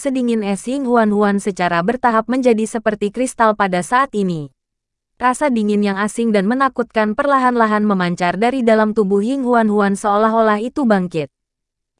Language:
Indonesian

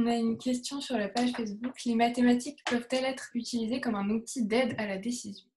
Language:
French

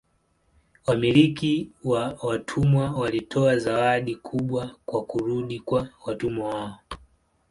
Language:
Swahili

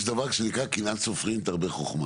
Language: Hebrew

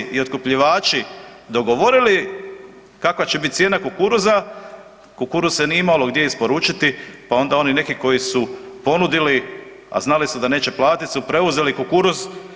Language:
Croatian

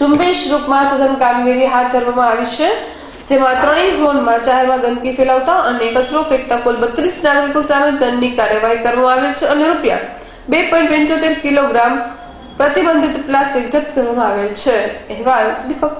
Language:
Gujarati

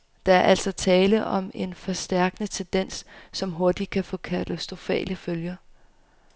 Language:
Danish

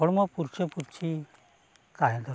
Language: Santali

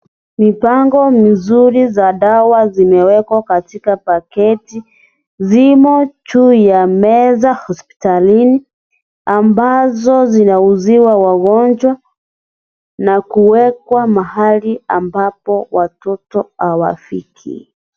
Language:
Swahili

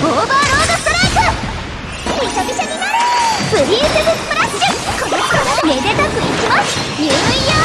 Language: Japanese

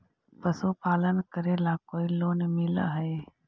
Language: Magahi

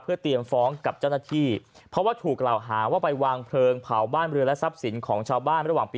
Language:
Thai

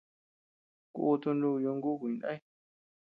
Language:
Tepeuxila Cuicatec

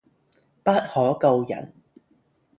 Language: Cantonese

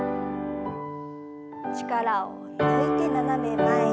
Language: Japanese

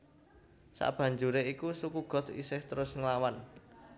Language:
Javanese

